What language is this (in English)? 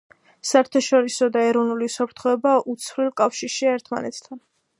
Georgian